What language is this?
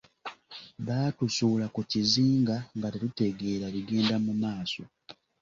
Ganda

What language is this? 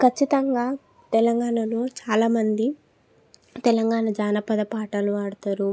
Telugu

